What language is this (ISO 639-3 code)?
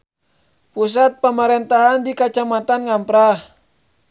sun